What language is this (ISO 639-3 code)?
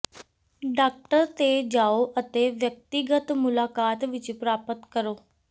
pan